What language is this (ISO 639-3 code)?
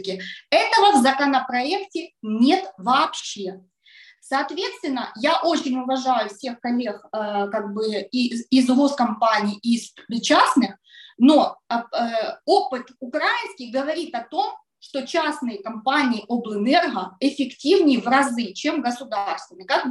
ukr